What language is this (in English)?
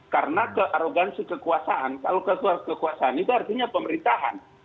Indonesian